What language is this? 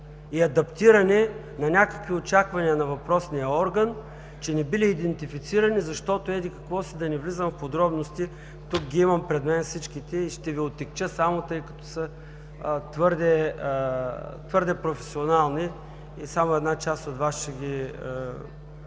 Bulgarian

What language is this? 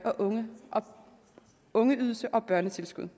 Danish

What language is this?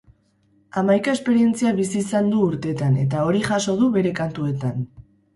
Basque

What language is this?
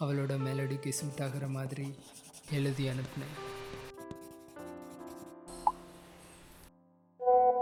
Tamil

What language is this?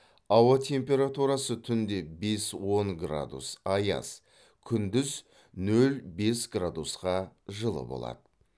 Kazakh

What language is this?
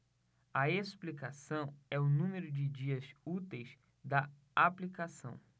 Portuguese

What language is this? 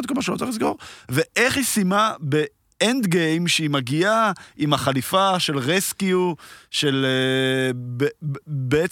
Hebrew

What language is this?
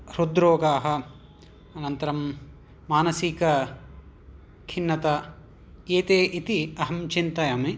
Sanskrit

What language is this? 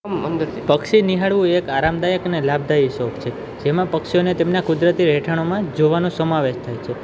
Gujarati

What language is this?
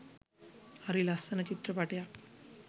Sinhala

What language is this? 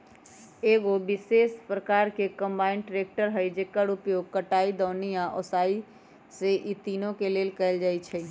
Magahi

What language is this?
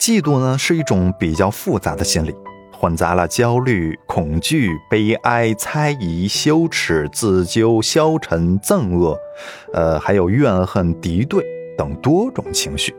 Chinese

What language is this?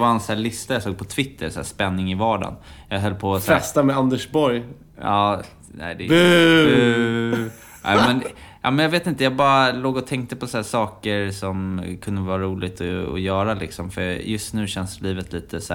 Swedish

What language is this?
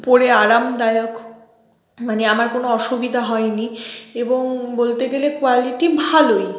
Bangla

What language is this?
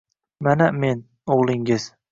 Uzbek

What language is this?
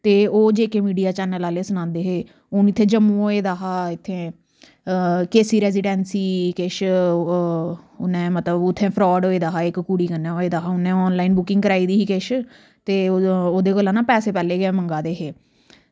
Dogri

